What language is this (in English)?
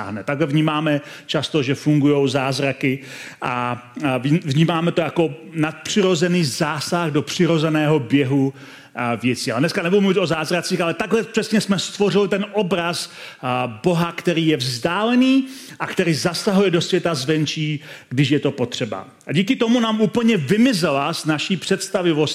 Czech